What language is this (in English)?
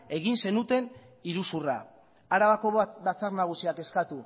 Basque